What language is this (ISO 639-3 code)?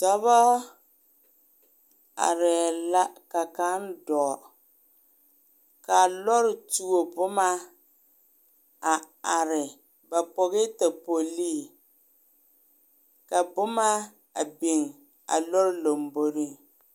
dga